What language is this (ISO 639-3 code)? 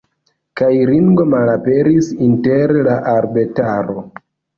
epo